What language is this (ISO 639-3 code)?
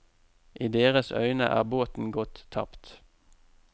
nor